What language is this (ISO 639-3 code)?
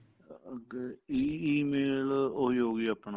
pan